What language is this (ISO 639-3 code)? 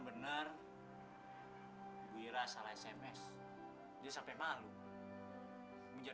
ind